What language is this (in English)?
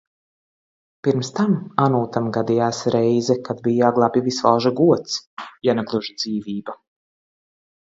Latvian